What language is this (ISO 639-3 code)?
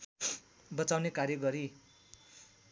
nep